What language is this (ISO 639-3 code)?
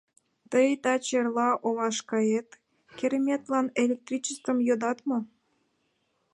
chm